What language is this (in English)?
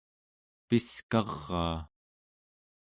Central Yupik